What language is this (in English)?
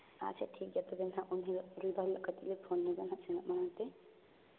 Santali